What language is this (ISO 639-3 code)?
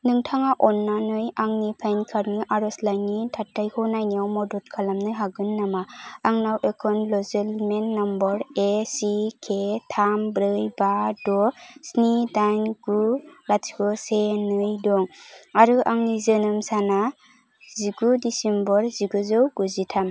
brx